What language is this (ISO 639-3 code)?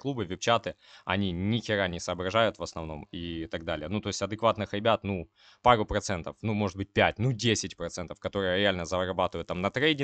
rus